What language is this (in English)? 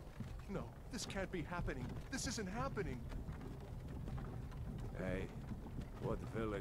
Korean